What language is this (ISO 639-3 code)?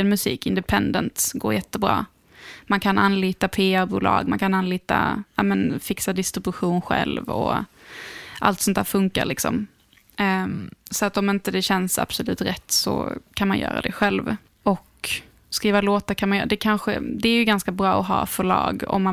swe